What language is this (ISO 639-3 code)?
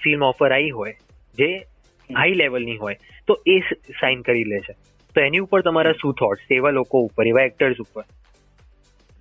guj